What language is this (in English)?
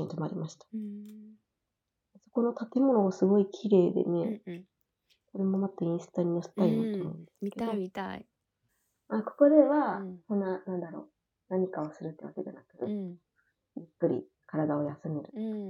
Japanese